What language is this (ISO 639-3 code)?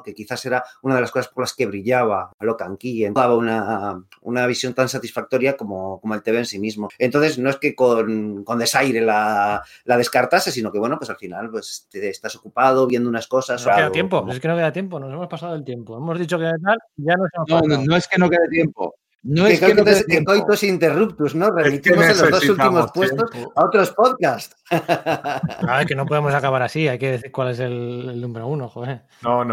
spa